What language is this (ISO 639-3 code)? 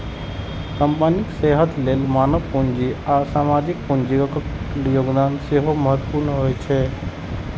mai